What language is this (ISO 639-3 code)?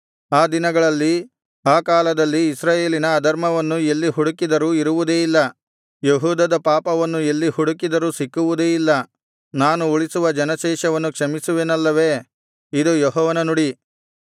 kan